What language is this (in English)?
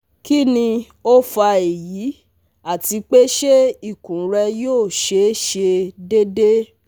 Yoruba